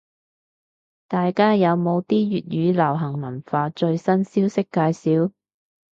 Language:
Cantonese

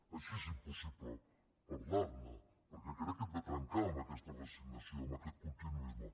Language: Catalan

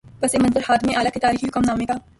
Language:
Urdu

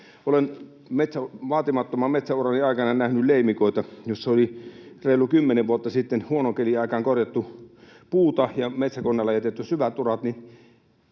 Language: Finnish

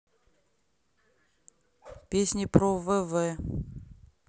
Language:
Russian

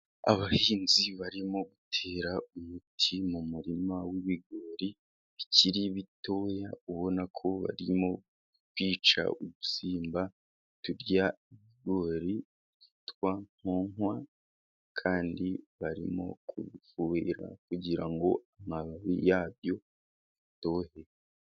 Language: Kinyarwanda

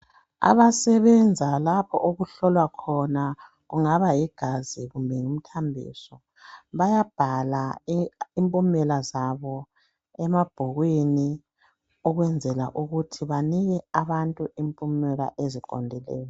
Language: North Ndebele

